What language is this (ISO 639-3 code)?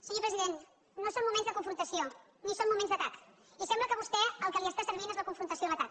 cat